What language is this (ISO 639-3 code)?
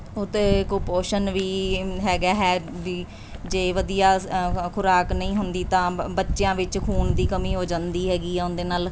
pan